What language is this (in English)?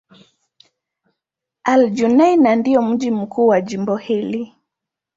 Swahili